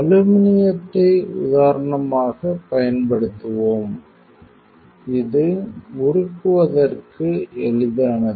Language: Tamil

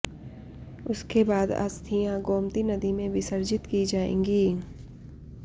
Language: Hindi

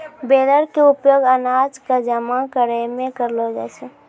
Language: Maithili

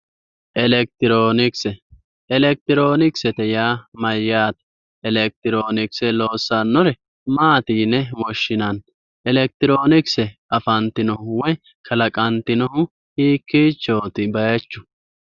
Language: Sidamo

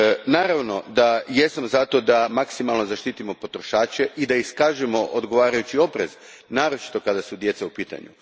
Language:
Croatian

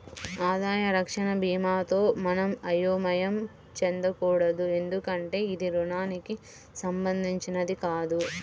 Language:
Telugu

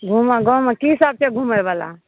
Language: Maithili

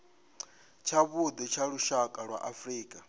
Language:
Venda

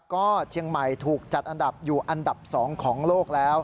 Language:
Thai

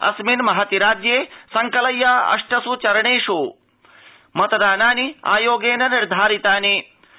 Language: Sanskrit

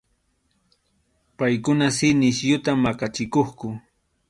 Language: Arequipa-La Unión Quechua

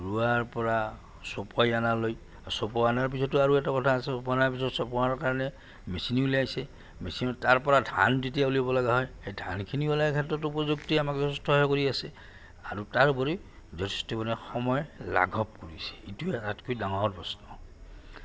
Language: Assamese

